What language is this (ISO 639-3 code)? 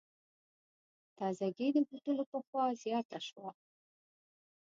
pus